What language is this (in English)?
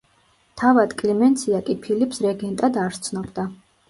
Georgian